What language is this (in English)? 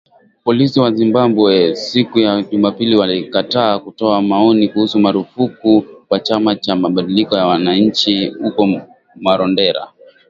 Swahili